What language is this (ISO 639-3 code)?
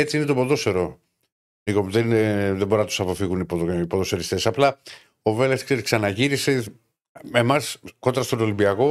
ell